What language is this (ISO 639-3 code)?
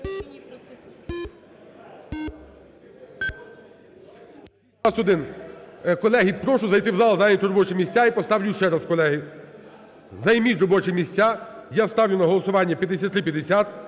ukr